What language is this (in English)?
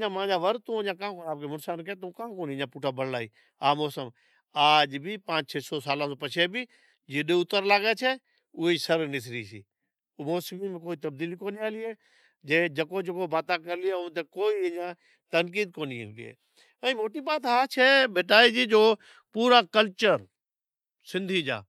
Od